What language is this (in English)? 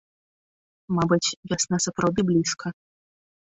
Belarusian